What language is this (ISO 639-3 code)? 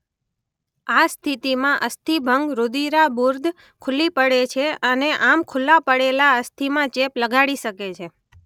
guj